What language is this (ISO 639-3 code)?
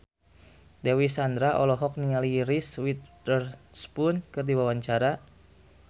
sun